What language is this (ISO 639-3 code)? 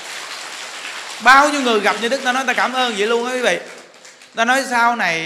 vie